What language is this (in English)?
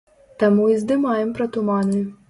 Belarusian